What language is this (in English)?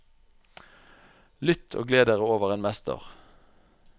Norwegian